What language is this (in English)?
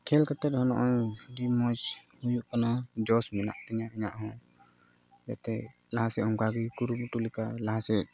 Santali